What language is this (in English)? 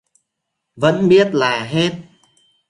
Vietnamese